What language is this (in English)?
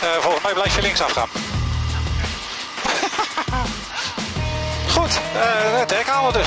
Dutch